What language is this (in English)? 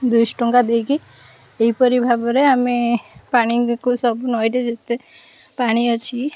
Odia